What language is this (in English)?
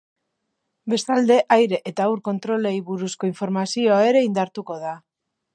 Basque